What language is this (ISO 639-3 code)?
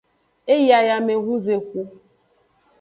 ajg